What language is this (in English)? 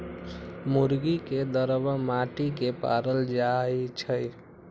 Magahi